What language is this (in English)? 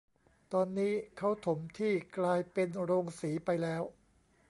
Thai